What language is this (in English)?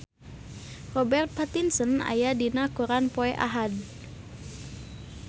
Sundanese